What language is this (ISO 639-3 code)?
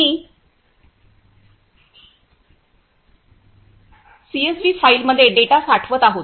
mar